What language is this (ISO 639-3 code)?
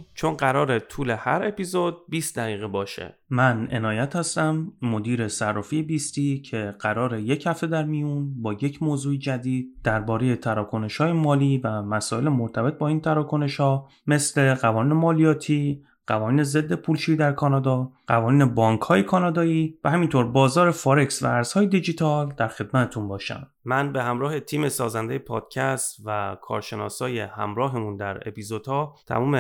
fas